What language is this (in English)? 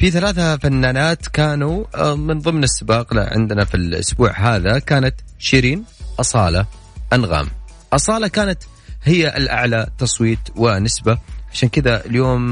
Arabic